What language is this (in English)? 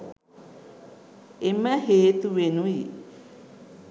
Sinhala